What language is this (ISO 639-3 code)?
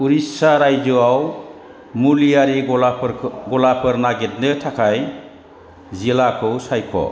brx